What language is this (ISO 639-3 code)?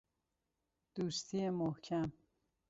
fas